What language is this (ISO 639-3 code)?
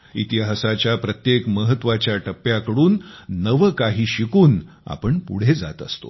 mar